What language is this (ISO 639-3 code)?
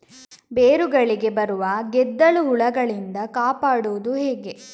kan